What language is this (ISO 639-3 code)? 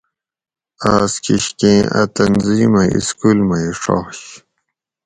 gwc